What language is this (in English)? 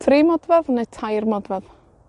Welsh